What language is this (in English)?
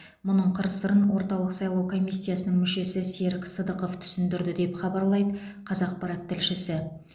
Kazakh